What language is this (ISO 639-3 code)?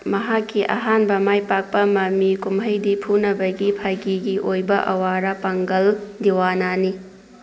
mni